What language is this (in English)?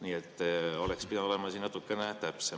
Estonian